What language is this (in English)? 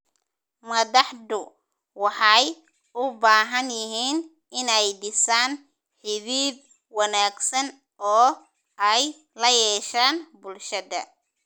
Somali